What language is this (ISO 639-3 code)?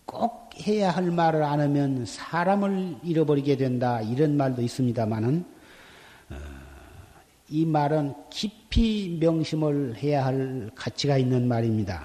kor